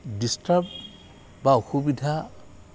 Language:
Assamese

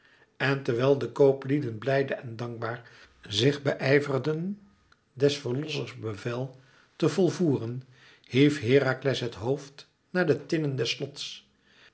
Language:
Dutch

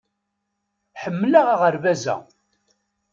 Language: Kabyle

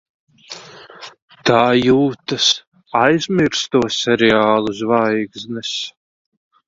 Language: Latvian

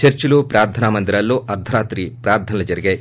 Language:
Telugu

